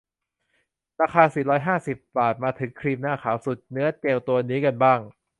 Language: Thai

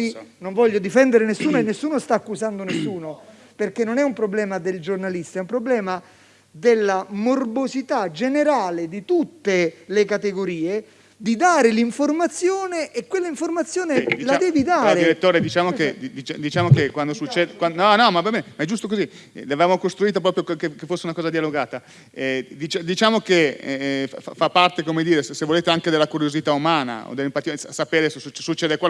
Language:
Italian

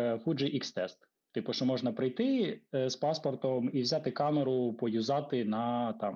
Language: Ukrainian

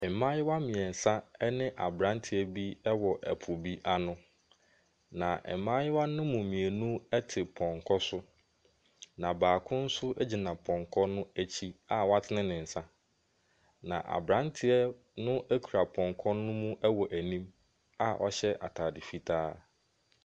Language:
Akan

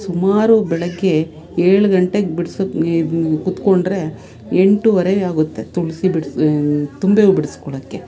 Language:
Kannada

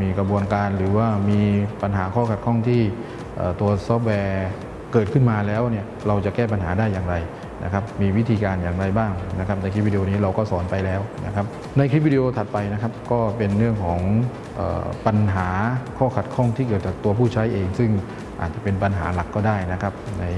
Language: Thai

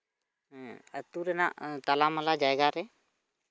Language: Santali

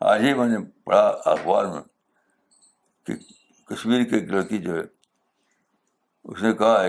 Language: Urdu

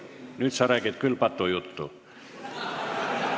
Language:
Estonian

